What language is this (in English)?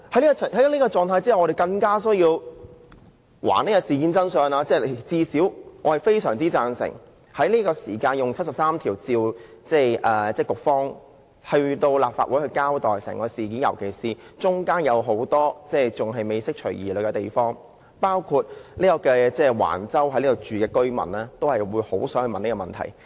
Cantonese